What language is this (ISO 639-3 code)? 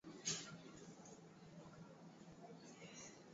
swa